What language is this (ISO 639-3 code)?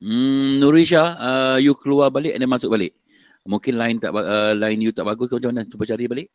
msa